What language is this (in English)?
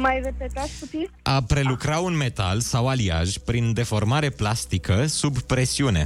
Romanian